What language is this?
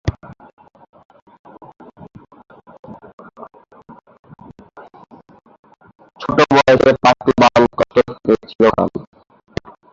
Bangla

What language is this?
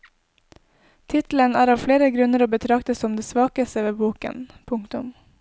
Norwegian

